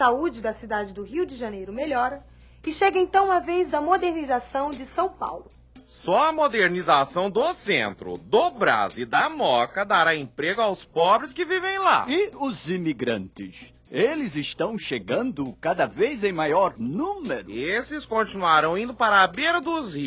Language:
Portuguese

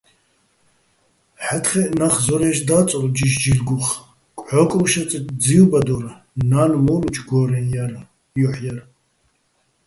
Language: Bats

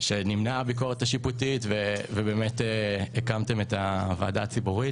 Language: Hebrew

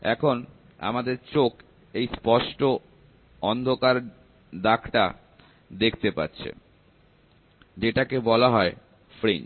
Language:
Bangla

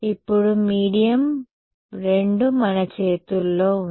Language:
Telugu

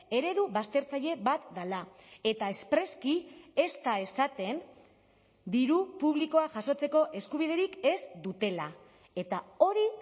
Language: Basque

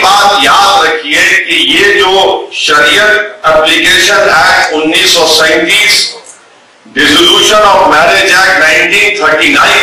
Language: Hindi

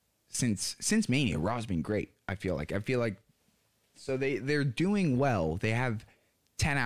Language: English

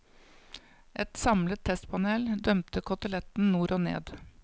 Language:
Norwegian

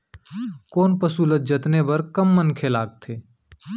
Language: Chhattisgarhi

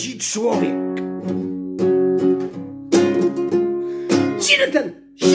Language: Polish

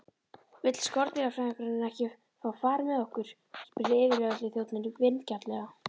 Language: Icelandic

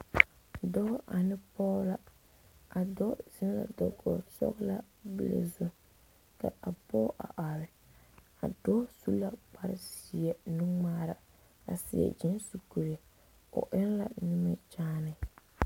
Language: Southern Dagaare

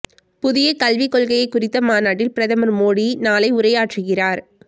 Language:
Tamil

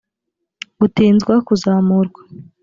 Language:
Kinyarwanda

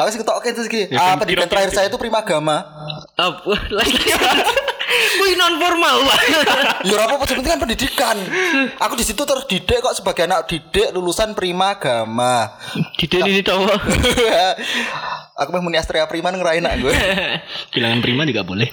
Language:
Indonesian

